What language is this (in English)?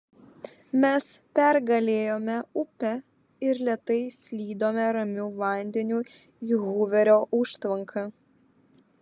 Lithuanian